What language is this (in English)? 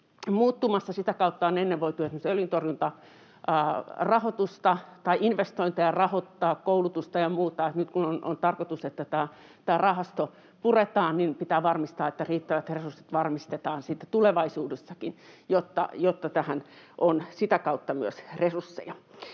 Finnish